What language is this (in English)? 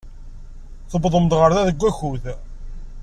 Kabyle